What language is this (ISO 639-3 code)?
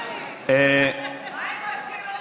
heb